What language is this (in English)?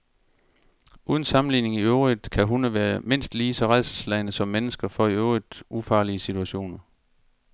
Danish